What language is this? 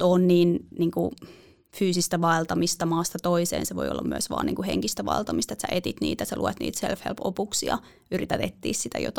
Finnish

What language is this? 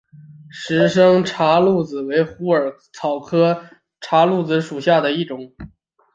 Chinese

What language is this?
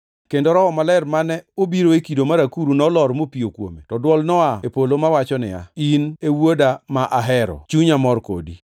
Luo (Kenya and Tanzania)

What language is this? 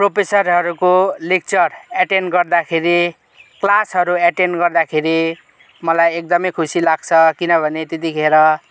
Nepali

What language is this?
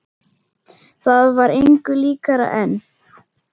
Icelandic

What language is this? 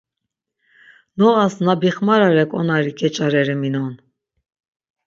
Laz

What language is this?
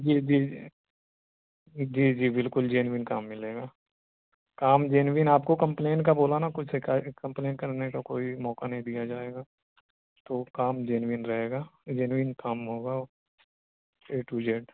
Urdu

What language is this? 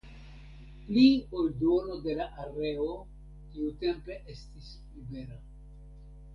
Esperanto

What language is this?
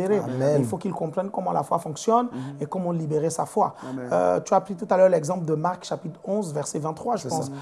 French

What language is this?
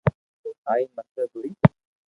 Loarki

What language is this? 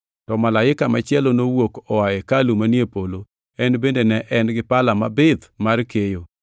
Luo (Kenya and Tanzania)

